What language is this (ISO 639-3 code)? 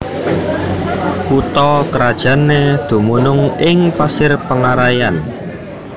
jav